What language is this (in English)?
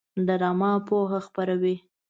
Pashto